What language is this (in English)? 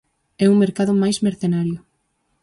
Galician